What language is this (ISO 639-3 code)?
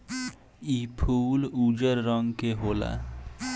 bho